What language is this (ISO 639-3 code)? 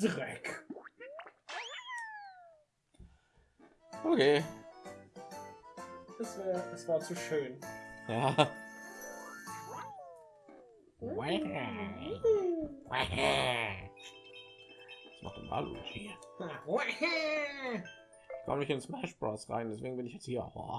deu